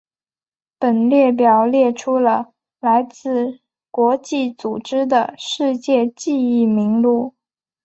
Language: Chinese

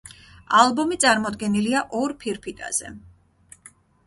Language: Georgian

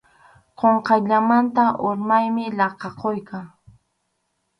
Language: Arequipa-La Unión Quechua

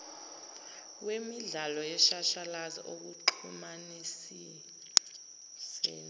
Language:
Zulu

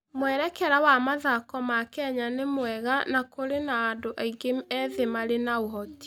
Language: Kikuyu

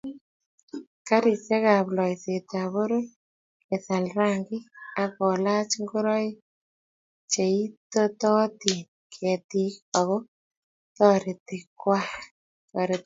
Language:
Kalenjin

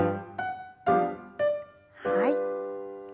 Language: Japanese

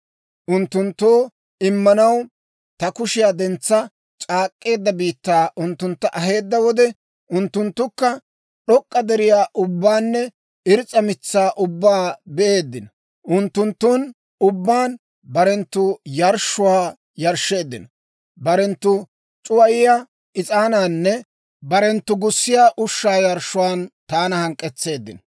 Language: Dawro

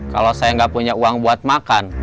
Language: Indonesian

